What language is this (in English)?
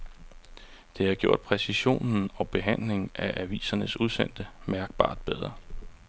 Danish